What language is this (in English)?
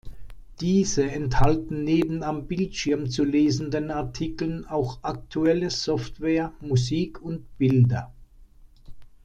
German